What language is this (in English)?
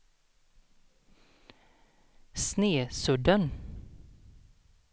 Swedish